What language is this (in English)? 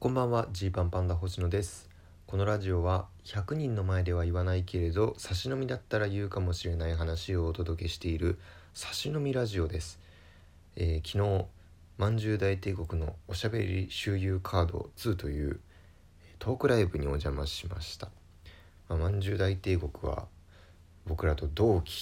Japanese